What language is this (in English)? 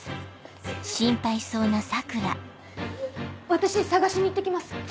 Japanese